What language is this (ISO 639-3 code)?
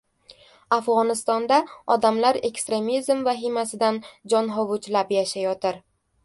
uzb